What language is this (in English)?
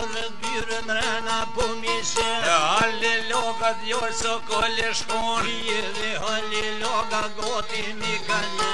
Romanian